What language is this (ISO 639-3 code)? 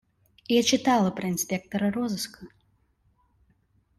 rus